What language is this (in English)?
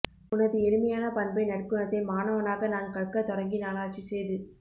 Tamil